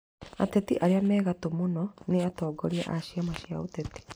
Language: Kikuyu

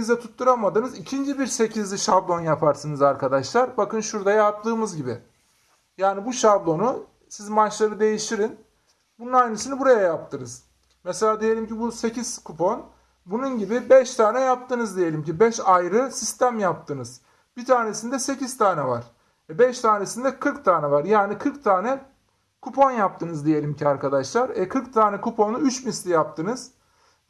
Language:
Turkish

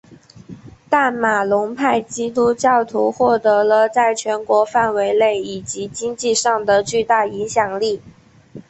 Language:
Chinese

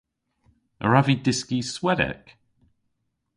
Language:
Cornish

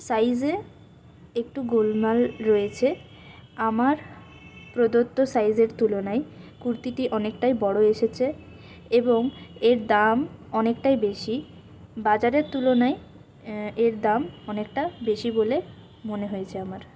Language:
Bangla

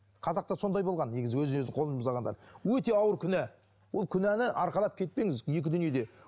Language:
Kazakh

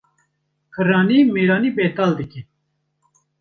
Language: Kurdish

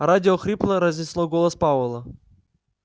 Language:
Russian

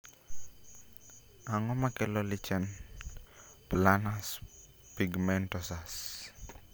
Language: Luo (Kenya and Tanzania)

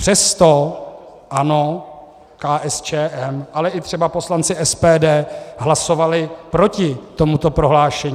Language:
Czech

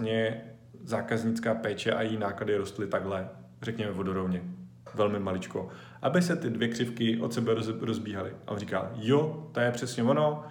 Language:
Czech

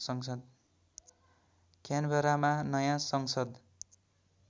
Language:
Nepali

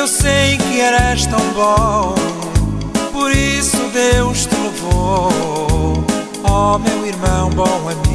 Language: Portuguese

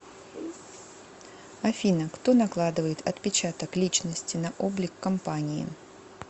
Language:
Russian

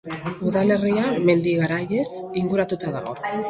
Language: Basque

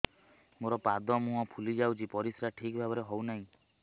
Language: Odia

